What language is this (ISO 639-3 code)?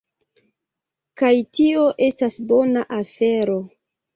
epo